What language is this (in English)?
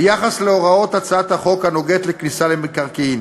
Hebrew